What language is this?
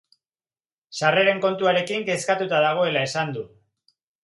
Basque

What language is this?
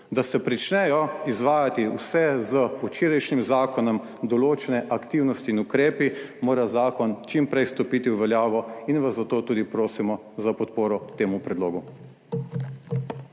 Slovenian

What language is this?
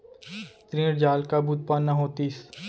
Chhattisgarhi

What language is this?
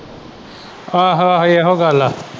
Punjabi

